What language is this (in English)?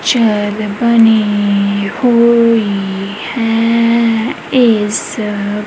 Punjabi